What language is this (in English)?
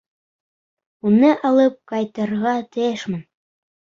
Bashkir